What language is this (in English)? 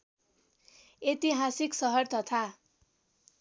Nepali